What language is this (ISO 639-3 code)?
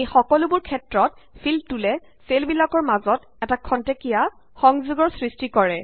asm